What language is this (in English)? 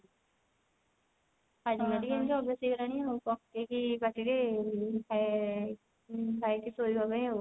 Odia